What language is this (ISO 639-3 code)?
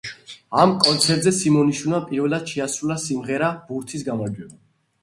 kat